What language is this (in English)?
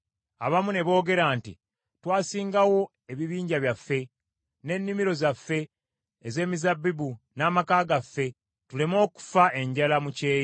Ganda